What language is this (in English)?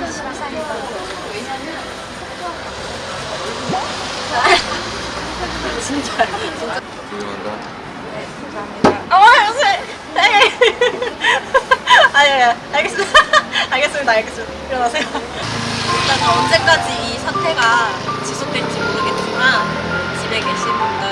Korean